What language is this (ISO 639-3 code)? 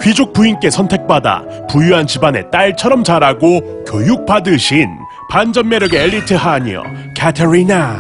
kor